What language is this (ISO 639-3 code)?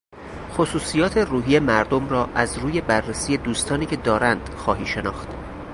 fas